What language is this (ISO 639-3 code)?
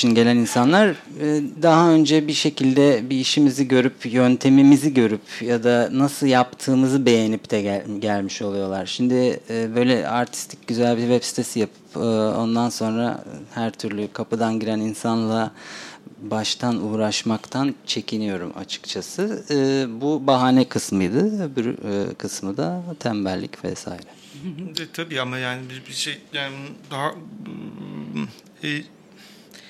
tur